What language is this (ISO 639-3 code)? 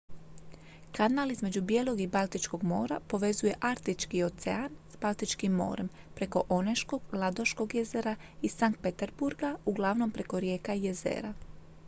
hrv